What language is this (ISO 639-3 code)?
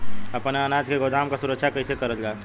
bho